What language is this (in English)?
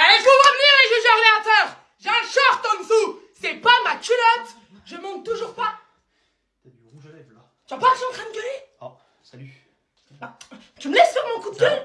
French